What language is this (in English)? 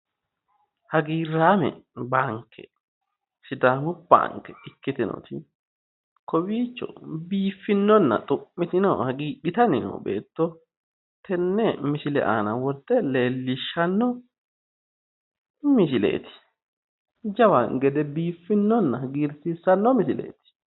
Sidamo